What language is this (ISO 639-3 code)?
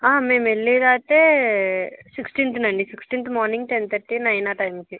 tel